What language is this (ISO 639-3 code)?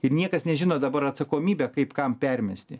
lit